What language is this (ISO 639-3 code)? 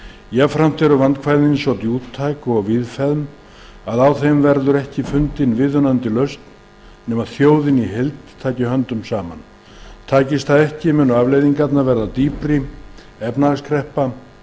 isl